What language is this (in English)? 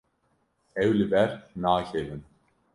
Kurdish